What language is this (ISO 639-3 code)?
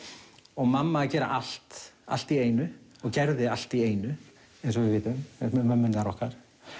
isl